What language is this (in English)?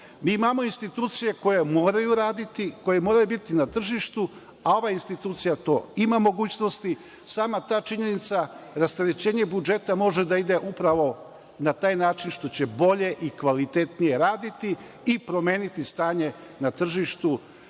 Serbian